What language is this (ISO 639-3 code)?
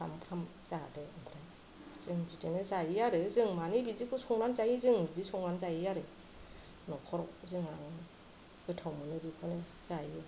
brx